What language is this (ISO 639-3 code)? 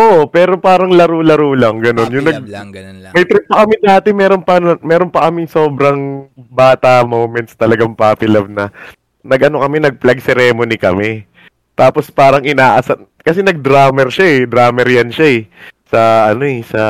fil